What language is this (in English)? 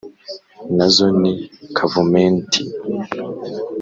Kinyarwanda